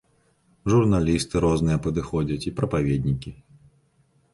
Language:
Belarusian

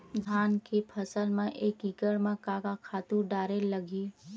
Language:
Chhattisgarhi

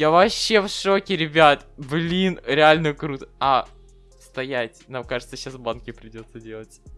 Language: Russian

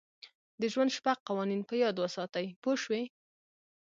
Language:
Pashto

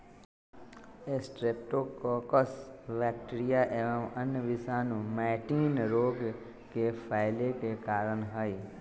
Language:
Magahi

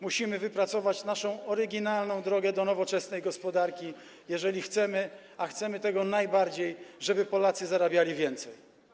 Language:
Polish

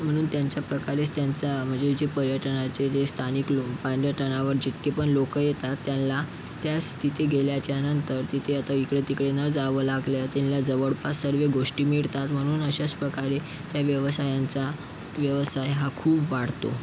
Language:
Marathi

